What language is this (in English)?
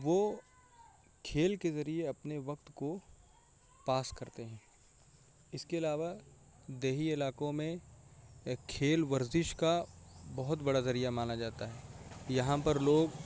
Urdu